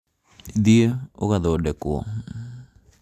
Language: Kikuyu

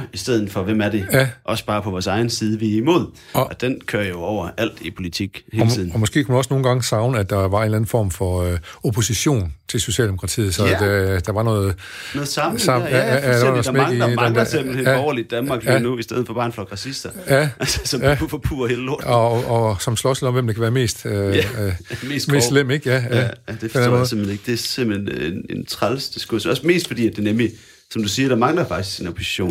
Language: Danish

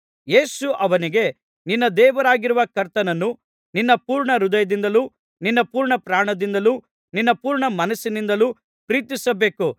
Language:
Kannada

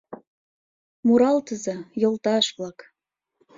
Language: Mari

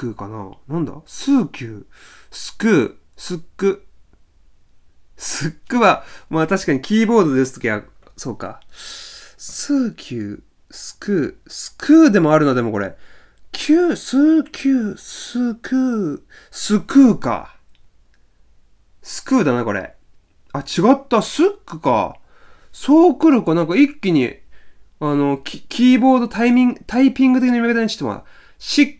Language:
Japanese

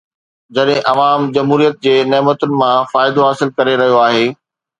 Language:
Sindhi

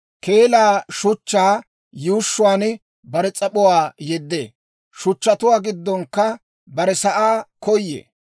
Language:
Dawro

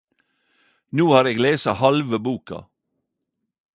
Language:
Norwegian Nynorsk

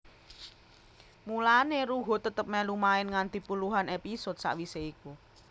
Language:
Javanese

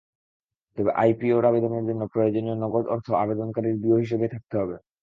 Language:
Bangla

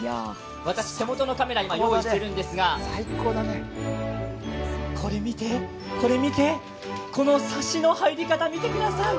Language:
Japanese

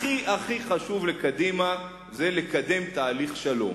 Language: Hebrew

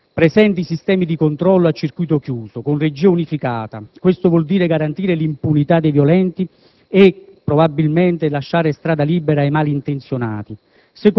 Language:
Italian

